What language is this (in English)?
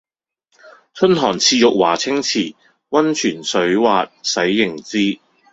Cantonese